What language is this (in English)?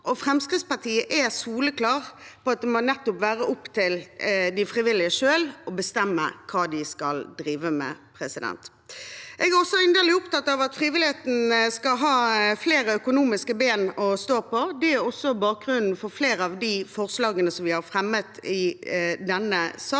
Norwegian